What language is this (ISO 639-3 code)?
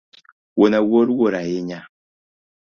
luo